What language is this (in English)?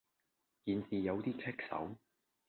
Cantonese